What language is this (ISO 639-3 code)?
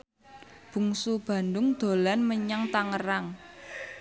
jav